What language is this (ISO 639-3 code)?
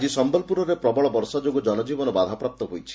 ori